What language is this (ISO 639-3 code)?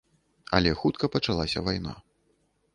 bel